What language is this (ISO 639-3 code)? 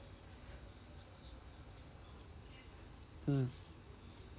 eng